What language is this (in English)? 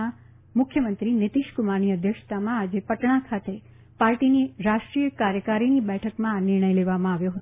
Gujarati